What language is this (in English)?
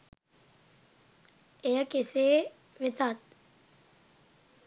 Sinhala